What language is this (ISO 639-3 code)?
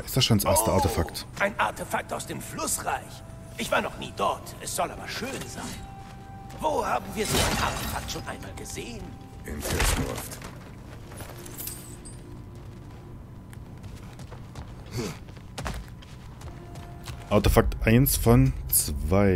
deu